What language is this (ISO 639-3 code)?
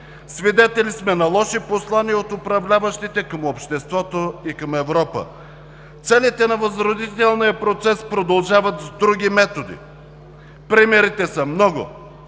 bul